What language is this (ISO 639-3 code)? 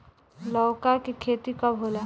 bho